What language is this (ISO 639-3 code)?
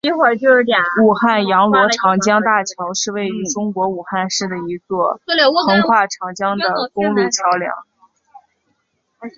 zho